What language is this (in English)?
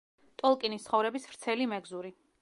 Georgian